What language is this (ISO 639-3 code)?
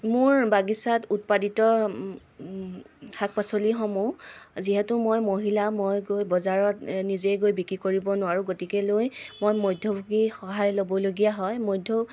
asm